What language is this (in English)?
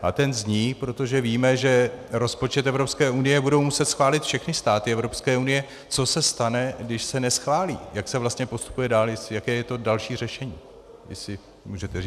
Czech